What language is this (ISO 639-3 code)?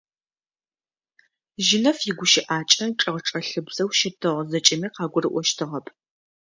ady